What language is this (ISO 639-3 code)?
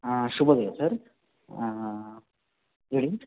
kan